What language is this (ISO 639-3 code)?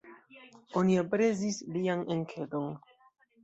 epo